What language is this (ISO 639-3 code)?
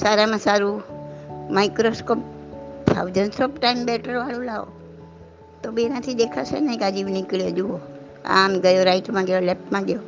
guj